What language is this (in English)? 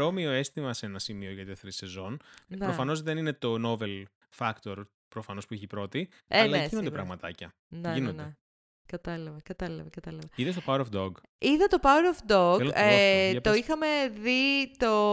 Greek